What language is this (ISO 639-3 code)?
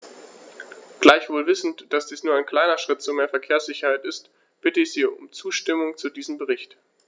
deu